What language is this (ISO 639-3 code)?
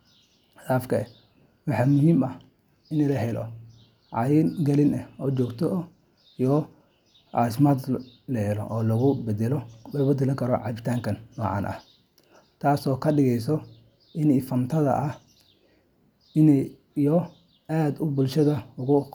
som